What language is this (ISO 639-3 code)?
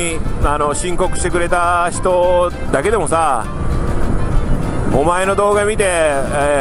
jpn